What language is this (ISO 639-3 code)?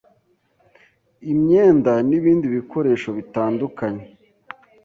kin